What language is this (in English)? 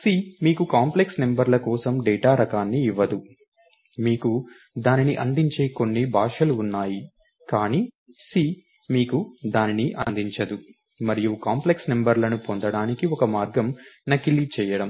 Telugu